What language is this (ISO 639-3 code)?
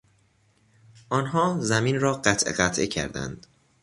fas